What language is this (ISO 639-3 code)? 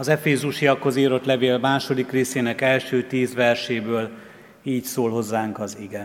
hun